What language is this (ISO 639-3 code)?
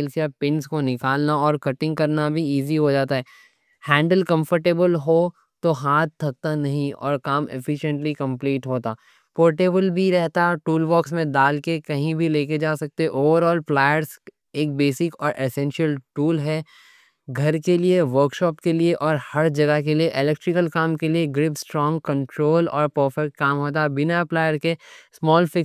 dcc